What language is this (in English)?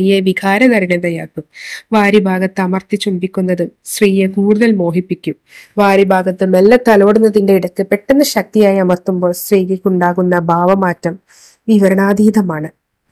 Malayalam